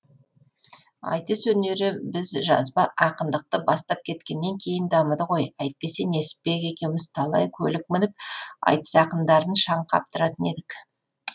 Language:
Kazakh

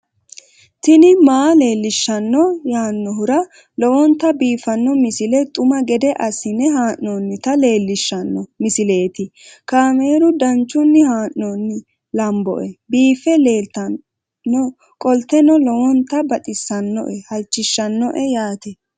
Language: Sidamo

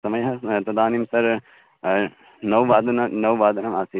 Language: Sanskrit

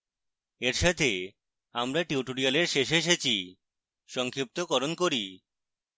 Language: Bangla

